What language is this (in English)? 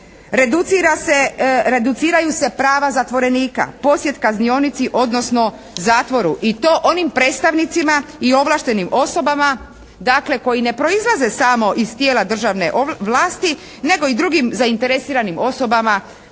Croatian